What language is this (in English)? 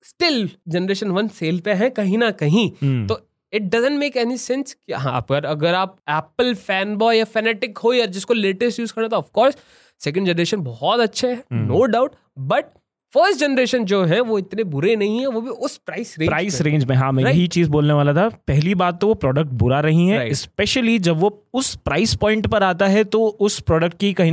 Hindi